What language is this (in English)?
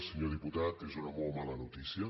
Catalan